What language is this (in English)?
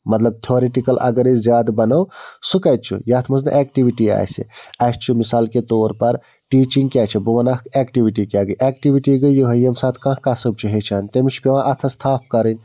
Kashmiri